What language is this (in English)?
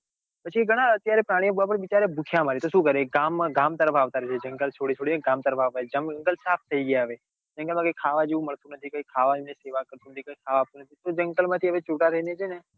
Gujarati